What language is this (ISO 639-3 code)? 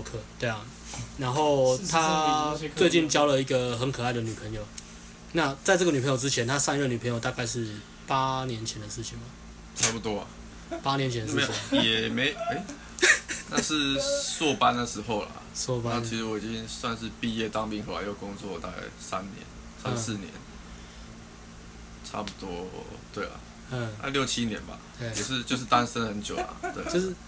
zho